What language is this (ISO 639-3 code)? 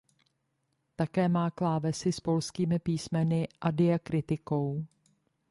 ces